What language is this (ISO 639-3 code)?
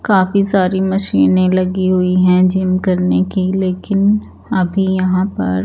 hin